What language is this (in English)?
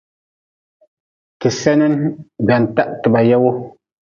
Nawdm